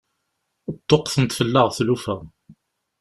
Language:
Kabyle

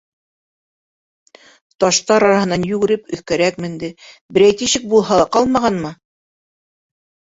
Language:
Bashkir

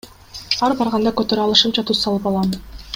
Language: Kyrgyz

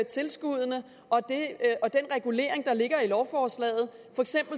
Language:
Danish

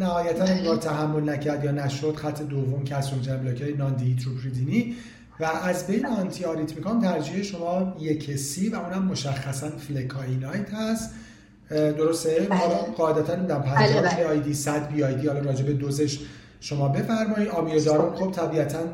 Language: Persian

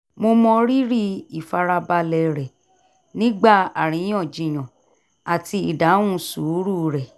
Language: Yoruba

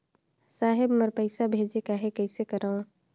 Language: Chhattisgarhi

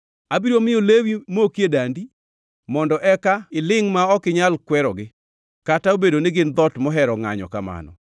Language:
Luo (Kenya and Tanzania)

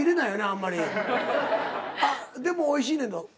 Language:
Japanese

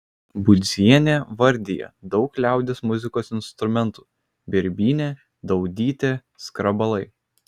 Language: Lithuanian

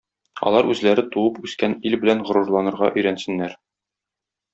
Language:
Tatar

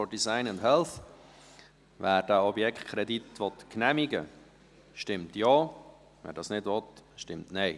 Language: Swiss German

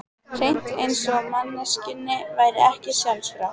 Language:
Icelandic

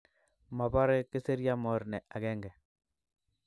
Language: Kalenjin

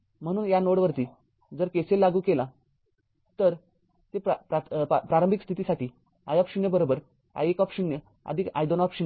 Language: Marathi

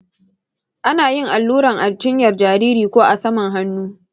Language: Hausa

